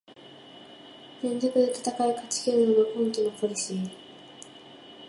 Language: Japanese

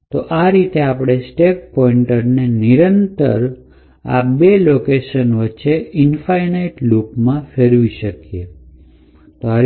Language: Gujarati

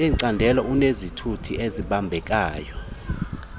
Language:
Xhosa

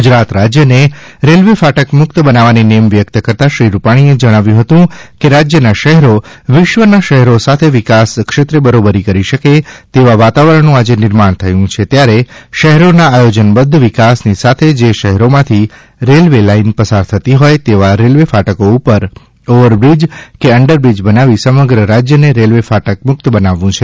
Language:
Gujarati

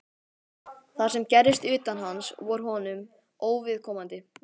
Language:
Icelandic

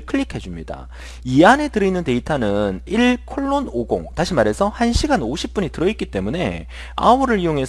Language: Korean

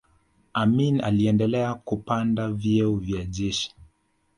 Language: Swahili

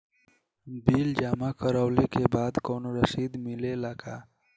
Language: Bhojpuri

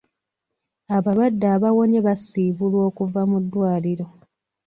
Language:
Ganda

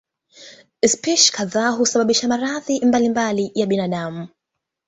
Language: Swahili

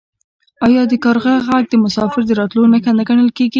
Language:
Pashto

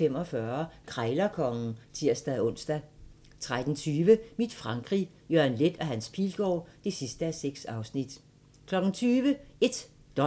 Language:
Danish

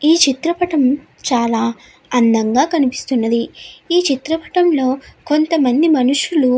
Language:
Telugu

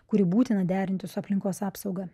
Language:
Lithuanian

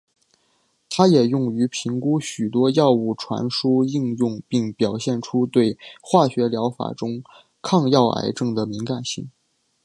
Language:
Chinese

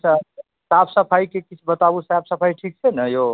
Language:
Maithili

